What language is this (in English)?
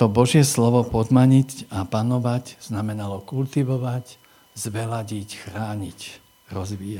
Slovak